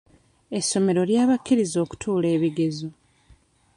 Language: Ganda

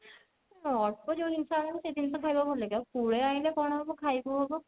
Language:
Odia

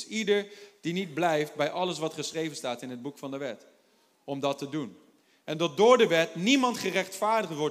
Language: Dutch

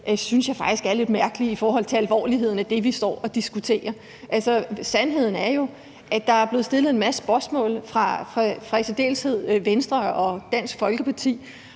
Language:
Danish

